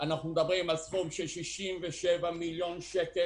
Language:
Hebrew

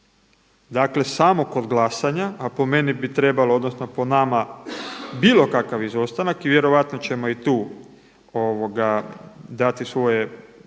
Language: Croatian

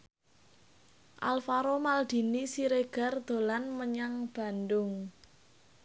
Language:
Javanese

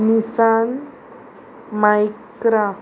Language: Konkani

